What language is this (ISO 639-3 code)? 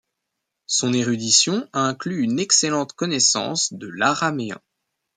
fra